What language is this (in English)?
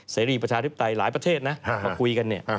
Thai